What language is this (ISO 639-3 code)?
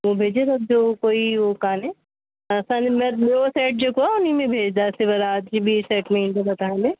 snd